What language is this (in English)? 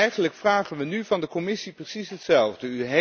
Dutch